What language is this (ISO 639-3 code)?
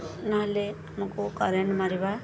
ori